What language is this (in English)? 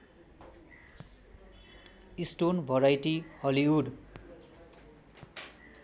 Nepali